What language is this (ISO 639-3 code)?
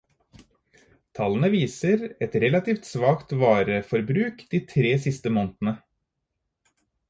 nob